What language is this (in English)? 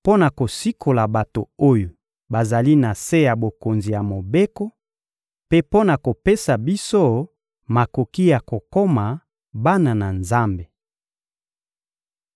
Lingala